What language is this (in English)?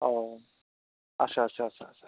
Bodo